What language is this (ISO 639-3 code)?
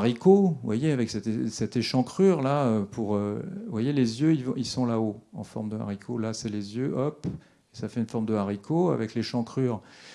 fra